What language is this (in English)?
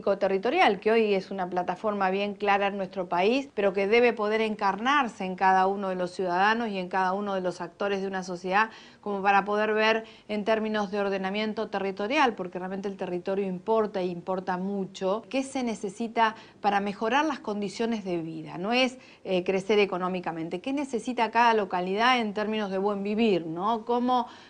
Spanish